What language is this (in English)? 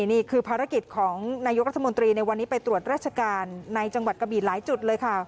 Thai